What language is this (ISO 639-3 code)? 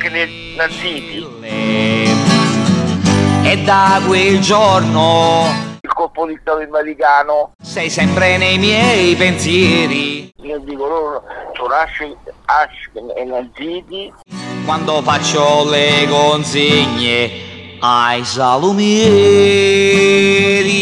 ita